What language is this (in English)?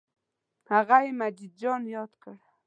Pashto